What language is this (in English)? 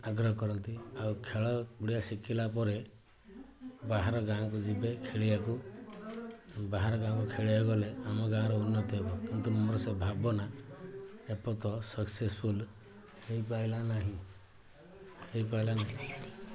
Odia